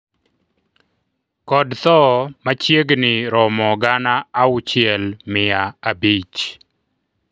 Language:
Luo (Kenya and Tanzania)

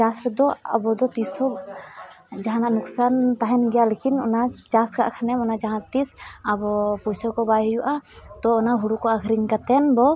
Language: Santali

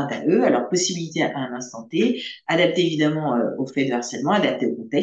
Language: French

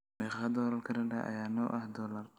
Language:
Somali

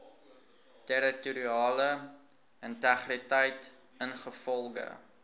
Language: Afrikaans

